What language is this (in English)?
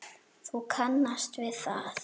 Icelandic